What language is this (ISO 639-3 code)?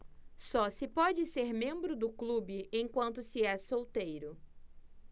por